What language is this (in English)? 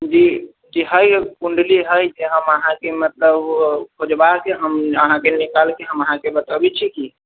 Maithili